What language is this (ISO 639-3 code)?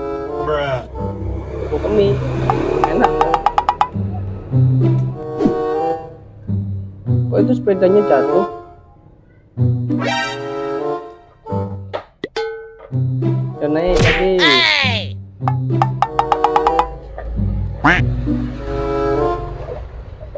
ind